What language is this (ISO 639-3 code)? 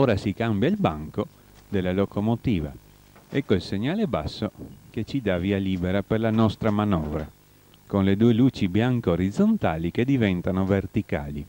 ita